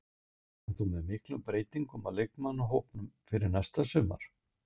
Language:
Icelandic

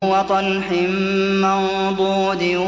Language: Arabic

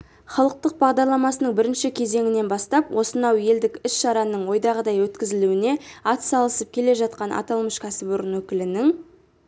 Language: Kazakh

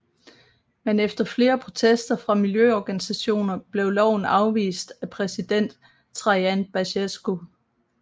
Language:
Danish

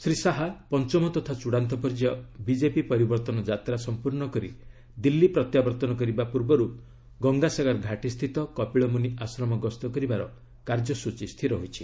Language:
Odia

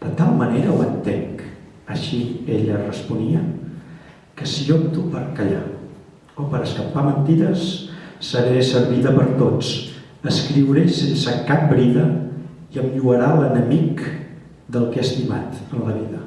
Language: Catalan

